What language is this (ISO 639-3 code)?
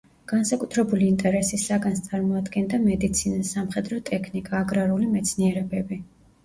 kat